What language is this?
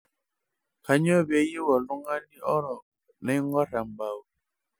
Masai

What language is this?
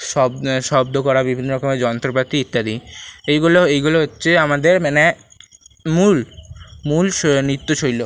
Bangla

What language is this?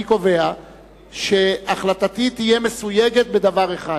Hebrew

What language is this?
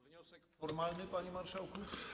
Polish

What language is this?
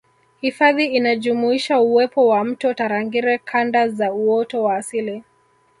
Swahili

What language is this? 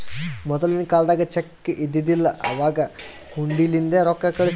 Kannada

